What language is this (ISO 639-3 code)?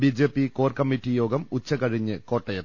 mal